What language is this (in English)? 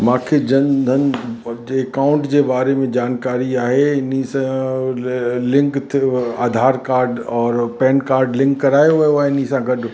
Sindhi